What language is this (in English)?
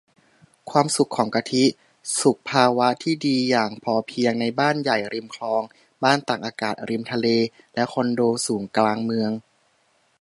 Thai